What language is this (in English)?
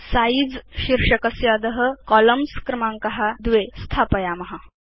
Sanskrit